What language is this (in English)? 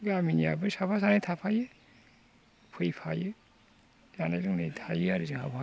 Bodo